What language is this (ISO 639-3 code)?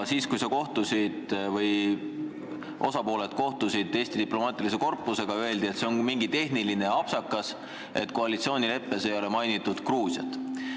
est